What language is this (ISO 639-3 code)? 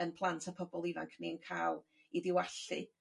cym